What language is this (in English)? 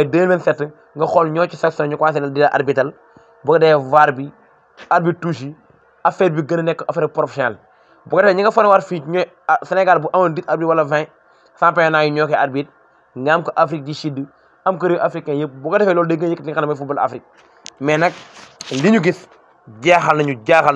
Arabic